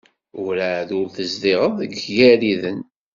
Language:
Kabyle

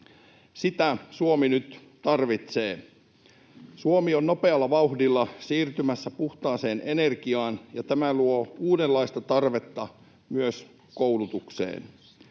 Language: Finnish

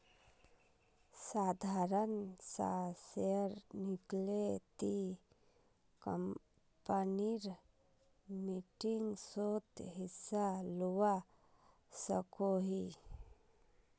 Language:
Magahi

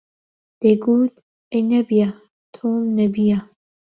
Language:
Central Kurdish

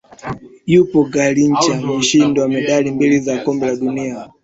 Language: Swahili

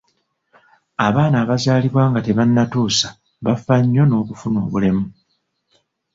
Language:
Ganda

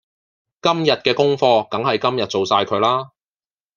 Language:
Cantonese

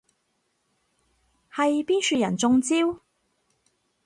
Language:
Cantonese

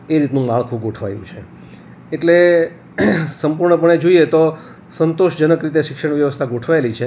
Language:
Gujarati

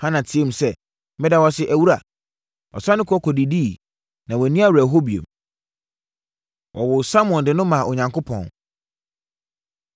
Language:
Akan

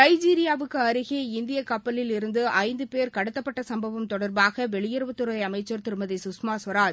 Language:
Tamil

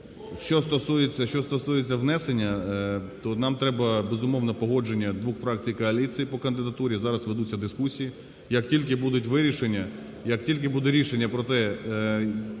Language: Ukrainian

